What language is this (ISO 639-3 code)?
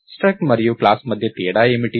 tel